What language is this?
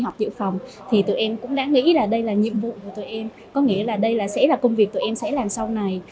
Vietnamese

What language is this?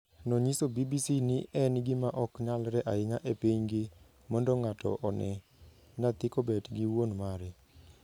Luo (Kenya and Tanzania)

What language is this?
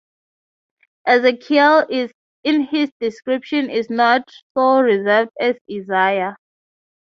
English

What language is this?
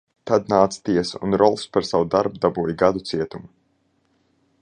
Latvian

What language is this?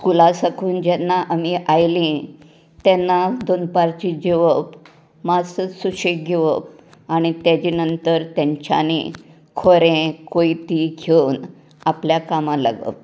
Konkani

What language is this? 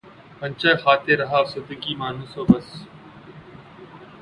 Urdu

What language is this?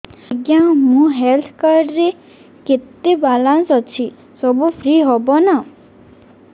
Odia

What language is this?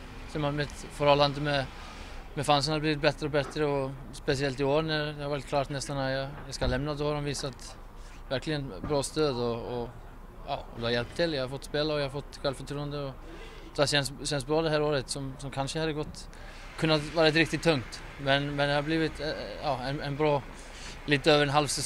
Swedish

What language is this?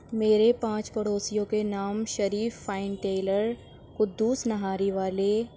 Urdu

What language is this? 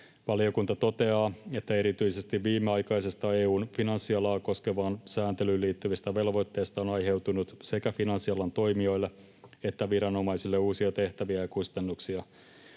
Finnish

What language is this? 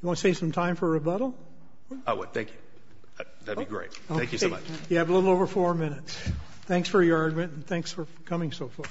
English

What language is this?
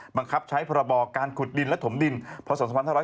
Thai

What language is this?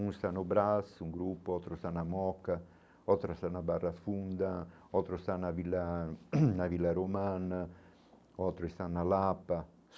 Portuguese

